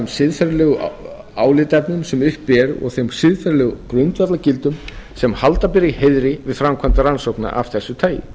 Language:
Icelandic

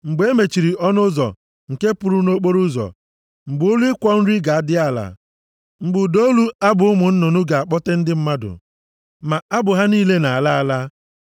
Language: Igbo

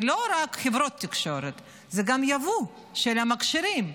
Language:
Hebrew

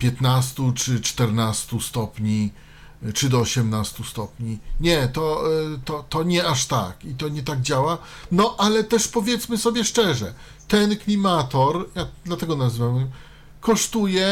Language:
Polish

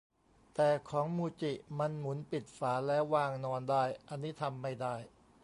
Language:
Thai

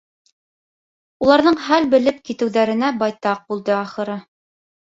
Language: Bashkir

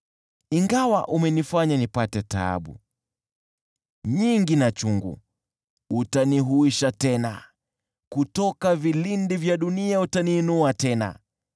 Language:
Swahili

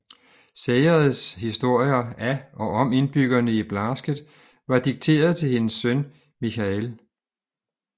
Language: Danish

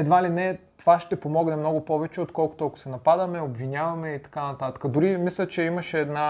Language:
Bulgarian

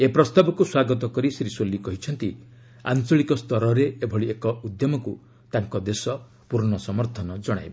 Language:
Odia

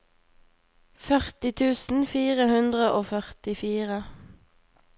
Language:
Norwegian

